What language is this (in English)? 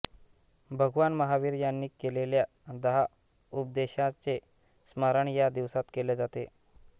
Marathi